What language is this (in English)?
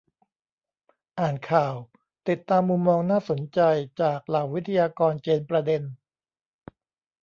Thai